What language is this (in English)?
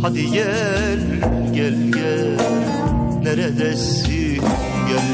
Turkish